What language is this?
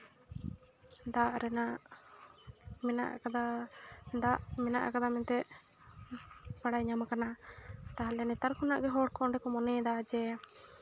Santali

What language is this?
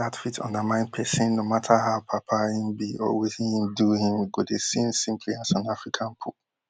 Nigerian Pidgin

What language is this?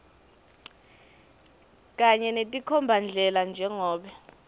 Swati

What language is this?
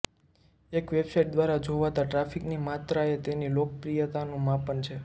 Gujarati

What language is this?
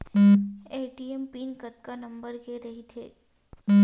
Chhattisgarhi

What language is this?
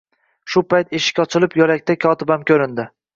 Uzbek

